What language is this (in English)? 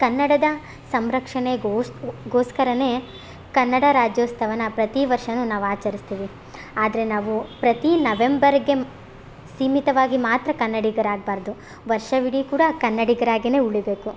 Kannada